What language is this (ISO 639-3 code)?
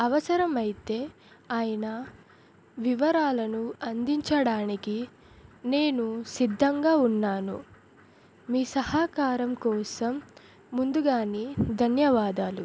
tel